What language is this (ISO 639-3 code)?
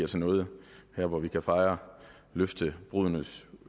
dan